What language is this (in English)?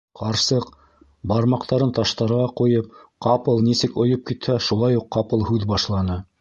Bashkir